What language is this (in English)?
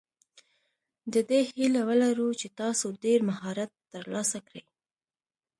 Pashto